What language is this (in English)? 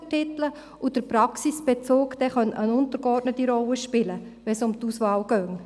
Swiss German